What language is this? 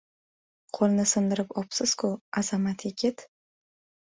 Uzbek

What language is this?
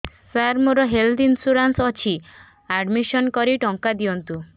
Odia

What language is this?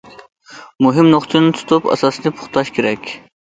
Uyghur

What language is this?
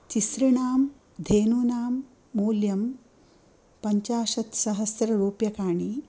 Sanskrit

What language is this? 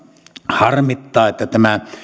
Finnish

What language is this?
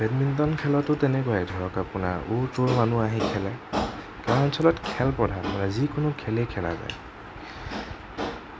Assamese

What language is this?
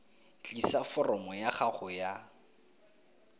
Tswana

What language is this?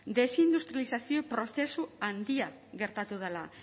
Basque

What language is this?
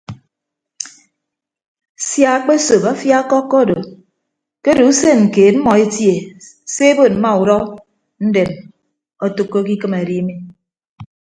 Ibibio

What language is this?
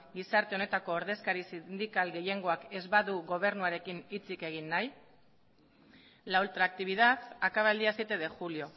Basque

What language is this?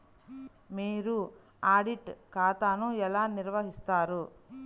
Telugu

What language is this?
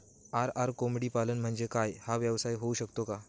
Marathi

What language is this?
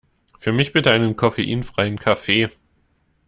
German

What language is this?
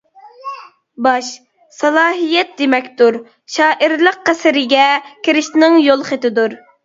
Uyghur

